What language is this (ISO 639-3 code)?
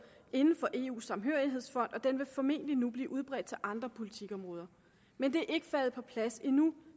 dan